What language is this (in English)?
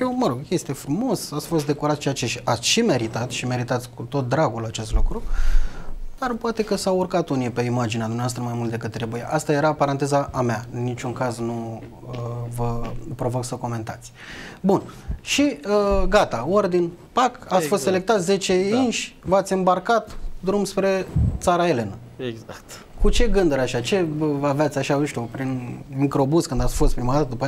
Romanian